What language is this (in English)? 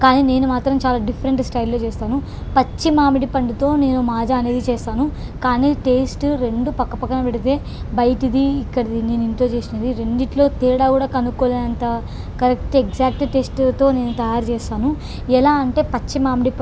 Telugu